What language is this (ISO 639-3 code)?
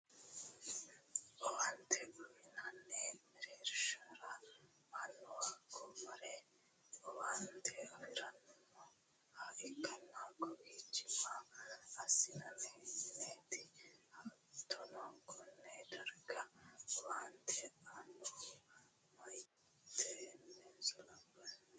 sid